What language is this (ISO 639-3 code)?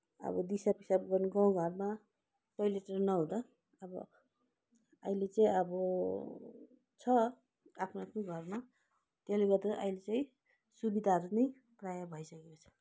nep